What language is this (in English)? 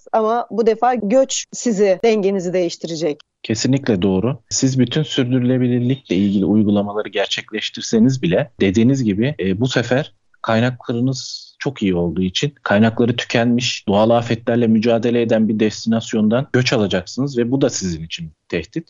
Turkish